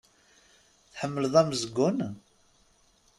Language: Kabyle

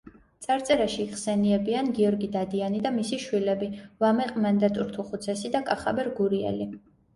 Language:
Georgian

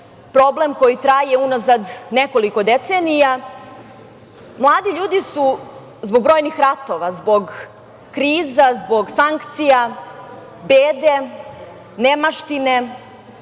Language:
Serbian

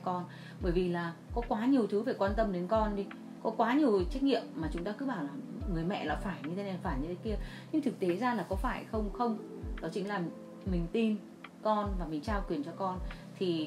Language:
Vietnamese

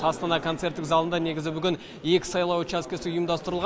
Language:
Kazakh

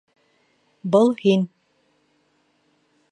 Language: Bashkir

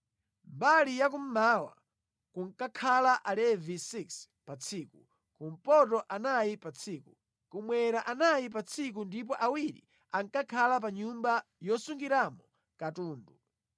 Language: Nyanja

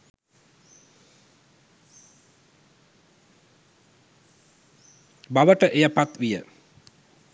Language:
Sinhala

